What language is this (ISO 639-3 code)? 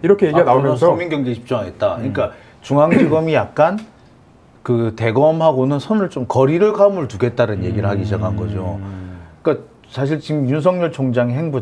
kor